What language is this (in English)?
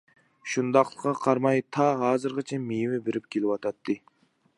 Uyghur